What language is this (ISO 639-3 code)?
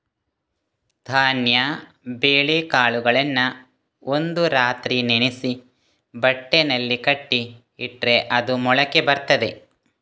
kan